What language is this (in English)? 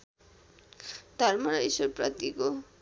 Nepali